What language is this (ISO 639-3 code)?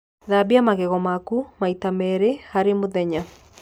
kik